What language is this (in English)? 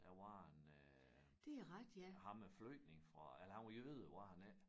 Danish